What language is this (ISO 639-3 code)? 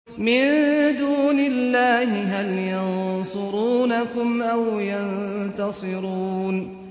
ara